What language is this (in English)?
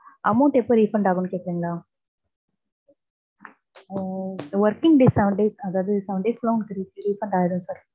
Tamil